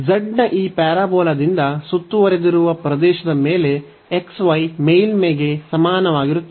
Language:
Kannada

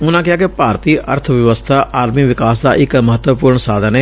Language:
Punjabi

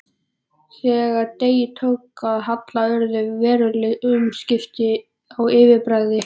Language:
Icelandic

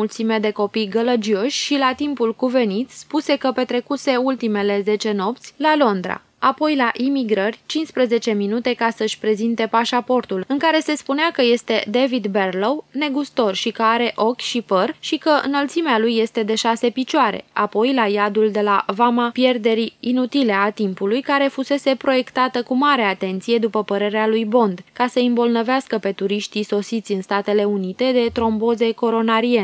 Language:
Romanian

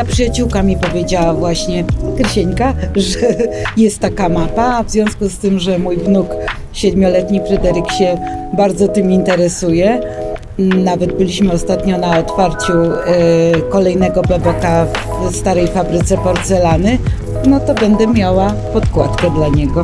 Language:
Polish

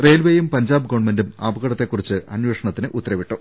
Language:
Malayalam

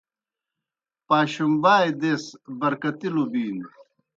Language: Kohistani Shina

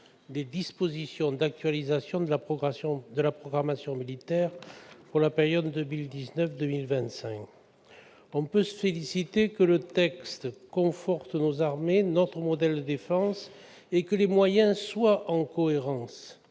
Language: French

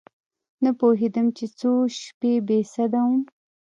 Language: Pashto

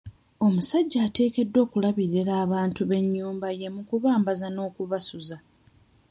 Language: Ganda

